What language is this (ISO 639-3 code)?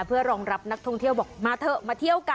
tha